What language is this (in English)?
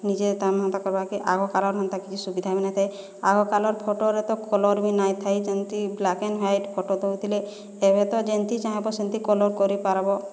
Odia